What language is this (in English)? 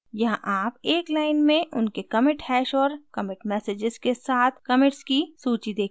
Hindi